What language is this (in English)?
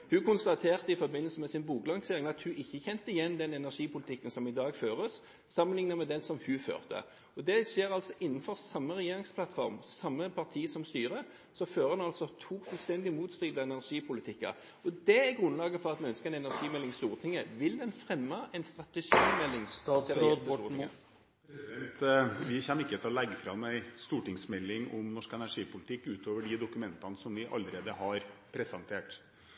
Norwegian Bokmål